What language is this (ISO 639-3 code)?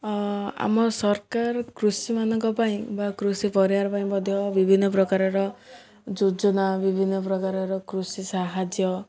ori